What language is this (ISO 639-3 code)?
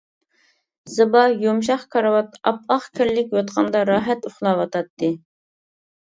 uig